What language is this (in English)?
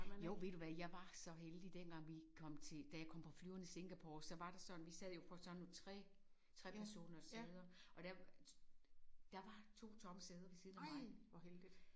Danish